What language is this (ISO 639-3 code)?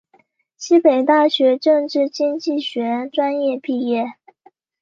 zho